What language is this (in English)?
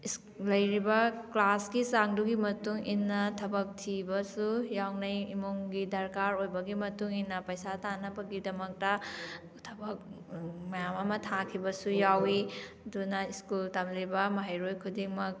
Manipuri